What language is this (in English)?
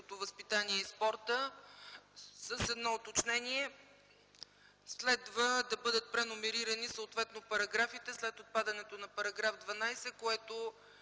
Bulgarian